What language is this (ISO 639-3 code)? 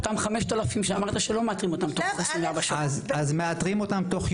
heb